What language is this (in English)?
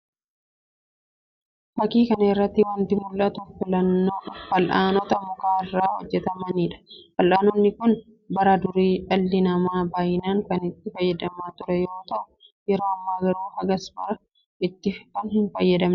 Oromo